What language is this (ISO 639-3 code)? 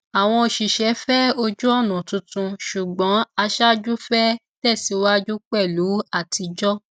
yor